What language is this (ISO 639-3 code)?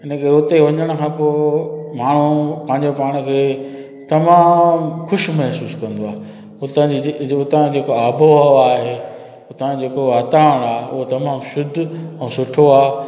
snd